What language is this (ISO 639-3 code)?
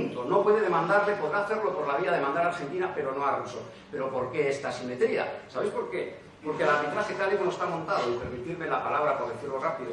spa